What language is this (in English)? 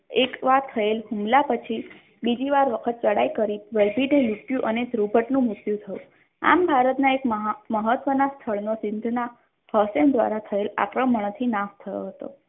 Gujarati